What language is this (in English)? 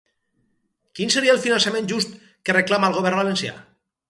Catalan